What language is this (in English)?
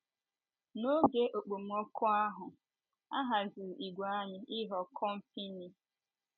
Igbo